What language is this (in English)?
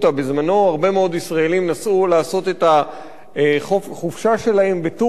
Hebrew